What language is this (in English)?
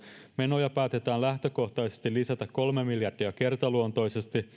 Finnish